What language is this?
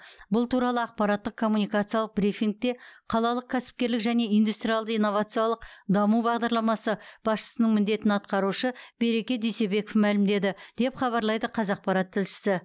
Kazakh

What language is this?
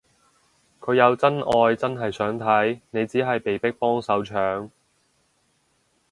Cantonese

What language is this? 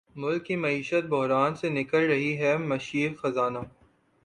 Urdu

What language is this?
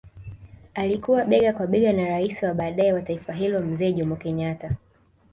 Swahili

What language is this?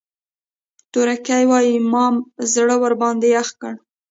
Pashto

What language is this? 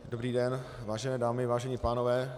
Czech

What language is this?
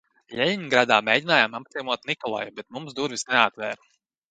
Latvian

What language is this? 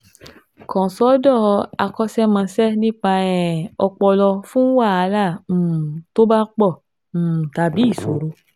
Yoruba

